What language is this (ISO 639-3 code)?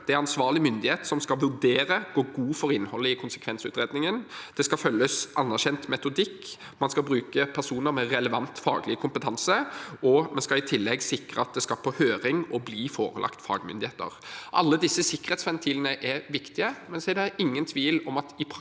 nor